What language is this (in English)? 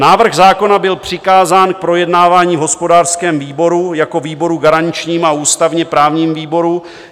Czech